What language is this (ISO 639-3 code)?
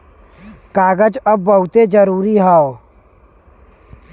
bho